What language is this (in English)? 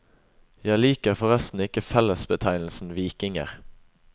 Norwegian